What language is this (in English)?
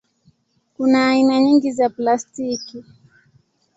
Swahili